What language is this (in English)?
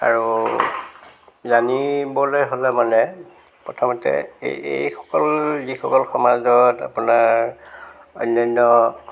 Assamese